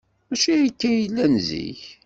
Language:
Kabyle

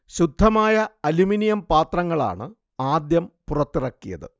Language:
Malayalam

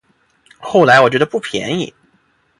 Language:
Chinese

